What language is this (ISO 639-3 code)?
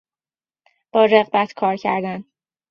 fas